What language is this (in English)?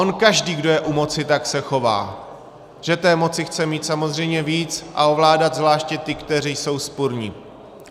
Czech